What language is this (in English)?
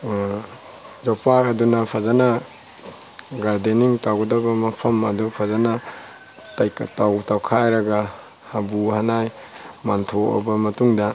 Manipuri